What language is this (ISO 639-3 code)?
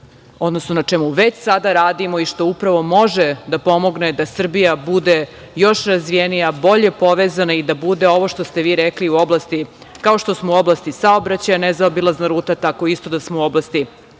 srp